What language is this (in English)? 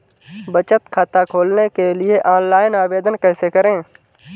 Hindi